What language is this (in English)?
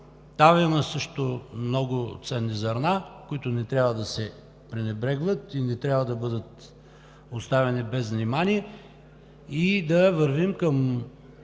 Bulgarian